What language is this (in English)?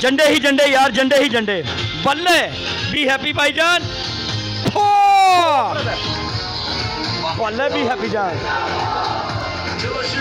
Hindi